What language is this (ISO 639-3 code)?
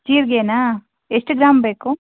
kan